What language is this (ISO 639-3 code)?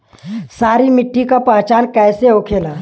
bho